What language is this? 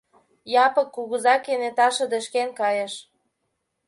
Mari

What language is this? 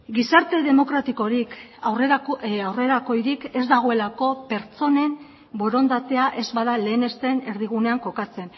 Basque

